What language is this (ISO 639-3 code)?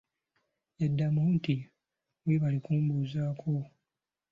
lug